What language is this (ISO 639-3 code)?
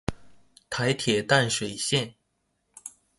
zho